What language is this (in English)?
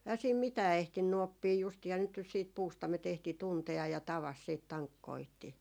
Finnish